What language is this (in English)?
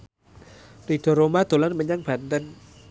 Javanese